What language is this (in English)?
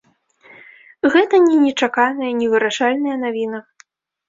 Belarusian